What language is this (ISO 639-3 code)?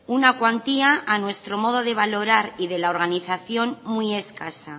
spa